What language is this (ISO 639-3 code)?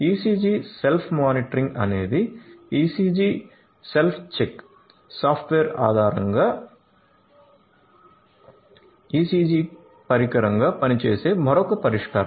tel